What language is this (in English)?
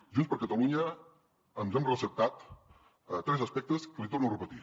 Catalan